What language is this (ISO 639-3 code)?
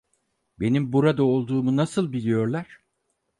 tur